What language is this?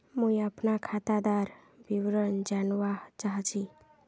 Magahi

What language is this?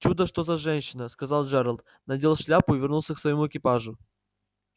Russian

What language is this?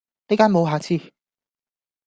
Cantonese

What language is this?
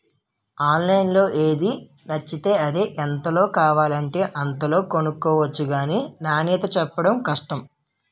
Telugu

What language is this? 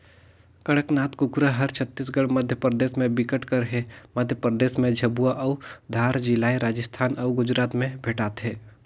Chhattisgarhi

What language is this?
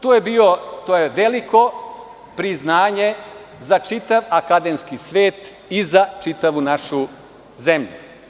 Serbian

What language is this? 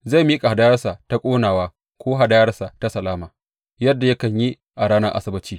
Hausa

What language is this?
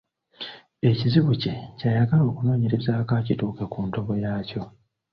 Ganda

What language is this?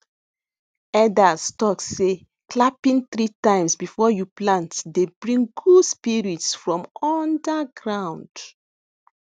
Nigerian Pidgin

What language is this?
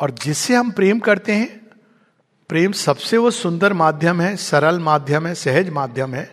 Hindi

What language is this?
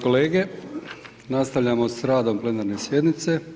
Croatian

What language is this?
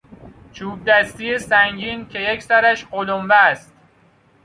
Persian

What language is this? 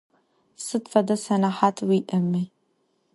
Adyghe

